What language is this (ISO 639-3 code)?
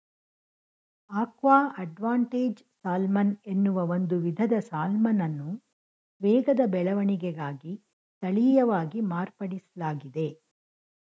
kan